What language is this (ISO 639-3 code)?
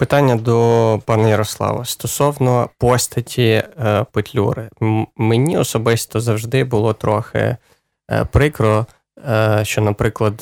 ukr